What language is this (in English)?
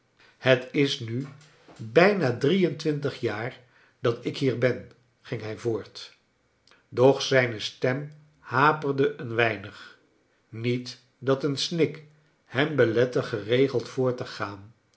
Dutch